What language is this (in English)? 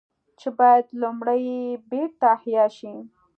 Pashto